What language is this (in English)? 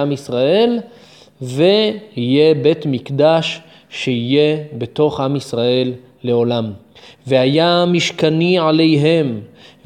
Hebrew